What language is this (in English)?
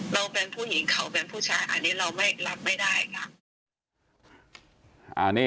Thai